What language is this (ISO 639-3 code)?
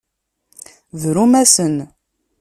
kab